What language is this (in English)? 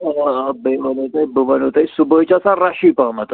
Kashmiri